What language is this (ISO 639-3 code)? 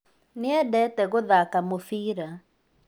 kik